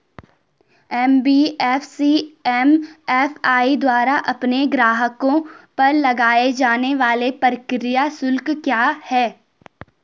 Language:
Hindi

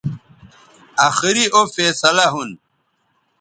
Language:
Bateri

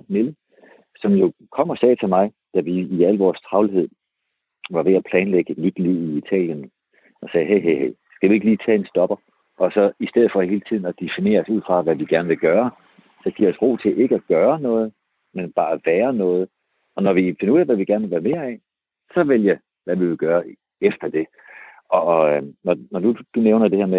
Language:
Danish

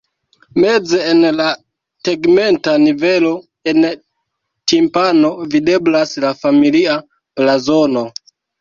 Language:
Esperanto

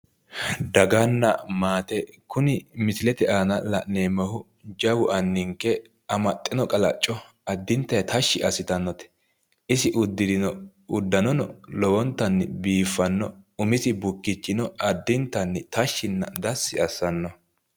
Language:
Sidamo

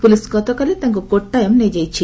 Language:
Odia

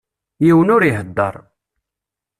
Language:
Kabyle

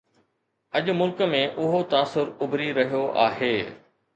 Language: Sindhi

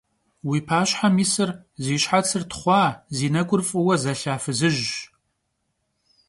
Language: Kabardian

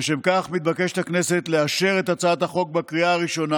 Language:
Hebrew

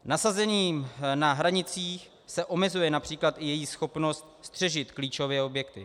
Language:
Czech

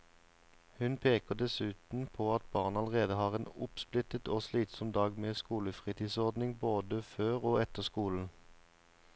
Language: Norwegian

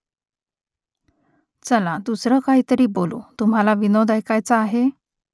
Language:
Marathi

